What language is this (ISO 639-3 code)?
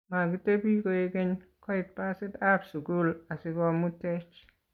kln